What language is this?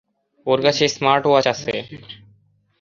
Bangla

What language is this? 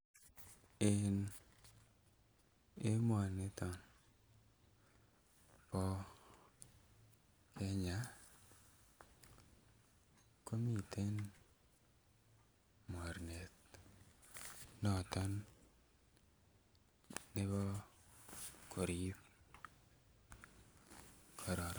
Kalenjin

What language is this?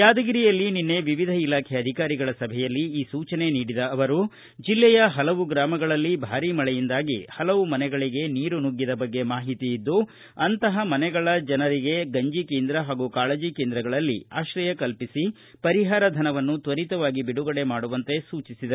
Kannada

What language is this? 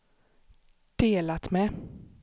Swedish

